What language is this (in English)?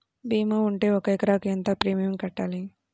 Telugu